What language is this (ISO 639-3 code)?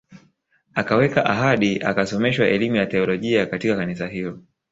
swa